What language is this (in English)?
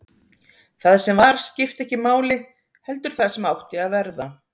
Icelandic